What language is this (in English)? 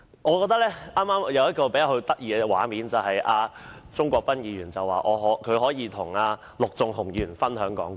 Cantonese